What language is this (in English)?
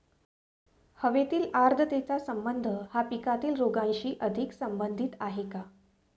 Marathi